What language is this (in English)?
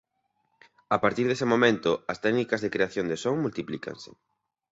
Galician